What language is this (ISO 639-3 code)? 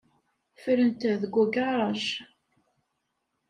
kab